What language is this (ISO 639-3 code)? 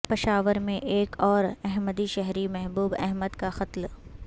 urd